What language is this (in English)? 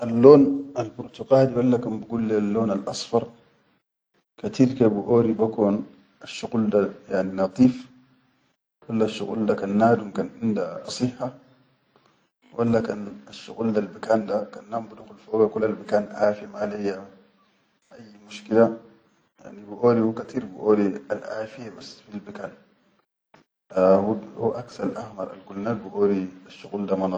Chadian Arabic